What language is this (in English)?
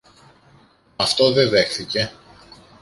Greek